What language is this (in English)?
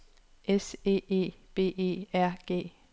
Danish